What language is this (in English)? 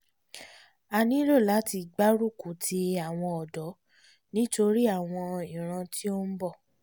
Yoruba